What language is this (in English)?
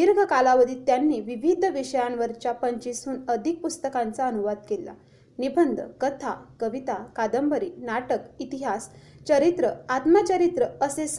Marathi